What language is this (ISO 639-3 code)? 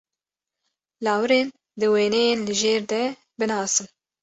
kur